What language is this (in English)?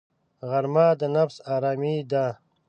Pashto